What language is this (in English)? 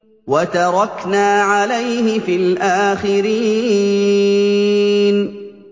Arabic